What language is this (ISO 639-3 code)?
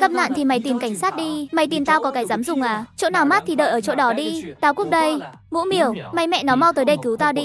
vie